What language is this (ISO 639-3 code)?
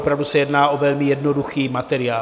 ces